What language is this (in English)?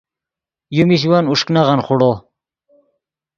Yidgha